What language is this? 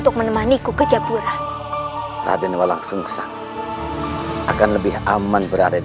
Indonesian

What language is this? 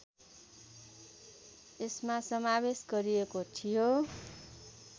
Nepali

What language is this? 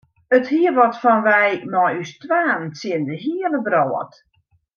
Western Frisian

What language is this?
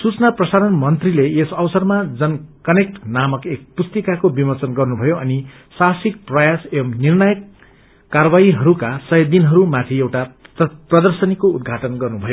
Nepali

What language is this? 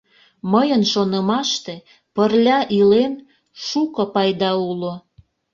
Mari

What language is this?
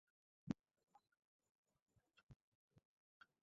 Bangla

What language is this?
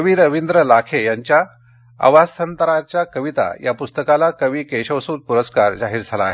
Marathi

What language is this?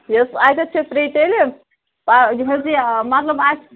Kashmiri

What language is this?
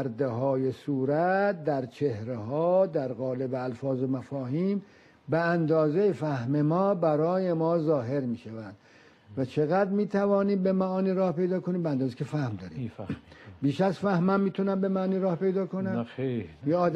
Persian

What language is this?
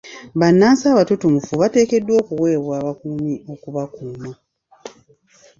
Ganda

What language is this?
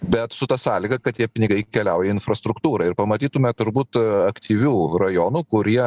Lithuanian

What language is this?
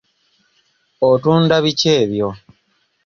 Ganda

